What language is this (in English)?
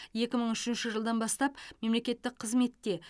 Kazakh